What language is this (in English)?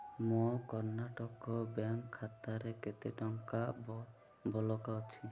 Odia